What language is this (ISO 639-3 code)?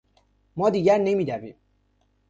fas